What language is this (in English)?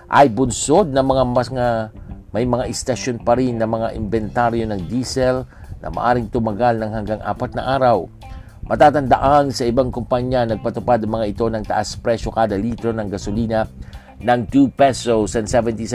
Filipino